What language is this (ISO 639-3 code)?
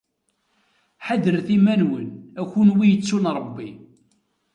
kab